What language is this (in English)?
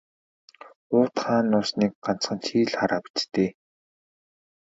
Mongolian